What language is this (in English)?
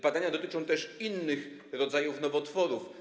Polish